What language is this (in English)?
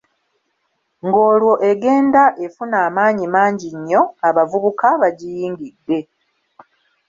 Ganda